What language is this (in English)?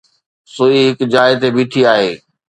Sindhi